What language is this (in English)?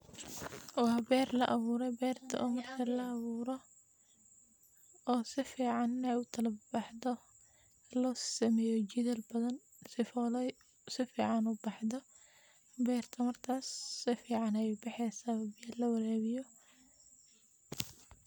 Somali